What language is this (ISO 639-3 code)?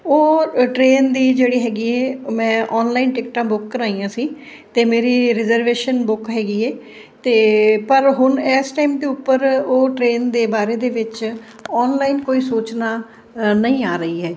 pan